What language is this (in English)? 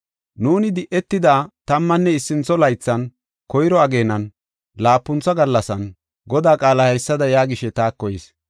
Gofa